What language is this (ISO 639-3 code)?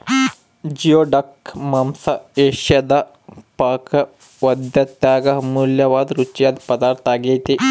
kan